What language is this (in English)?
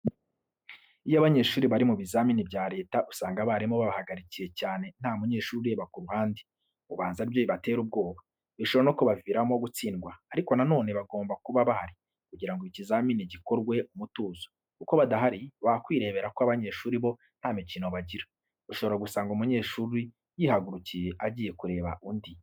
Kinyarwanda